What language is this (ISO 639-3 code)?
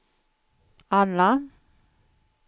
swe